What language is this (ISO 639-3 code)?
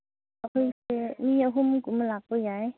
mni